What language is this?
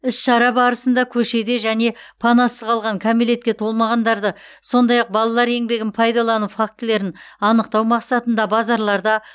Kazakh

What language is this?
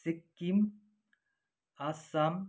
Nepali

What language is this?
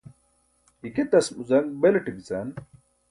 Burushaski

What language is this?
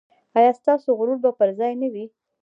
Pashto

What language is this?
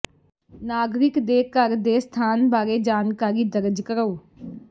Punjabi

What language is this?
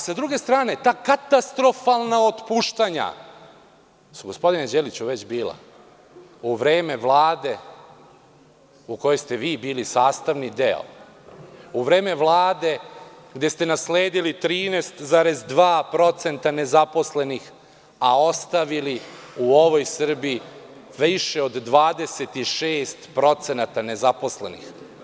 Serbian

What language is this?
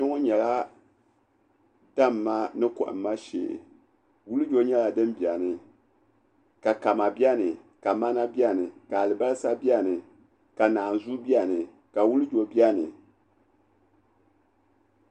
Dagbani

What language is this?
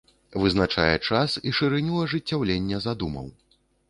Belarusian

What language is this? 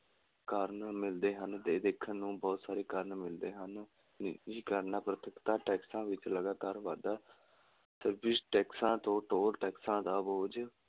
Punjabi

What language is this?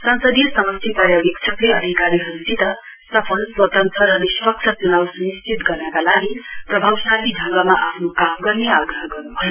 Nepali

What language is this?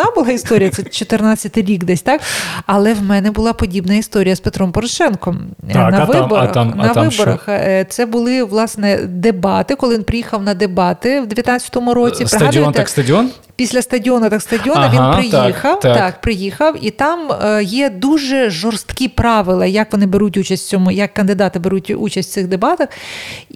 Ukrainian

